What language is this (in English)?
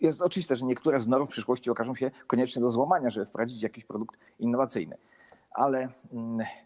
Polish